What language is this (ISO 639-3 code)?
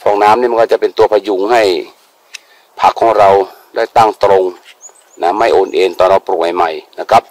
tha